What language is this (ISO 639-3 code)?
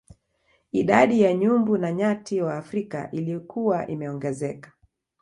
swa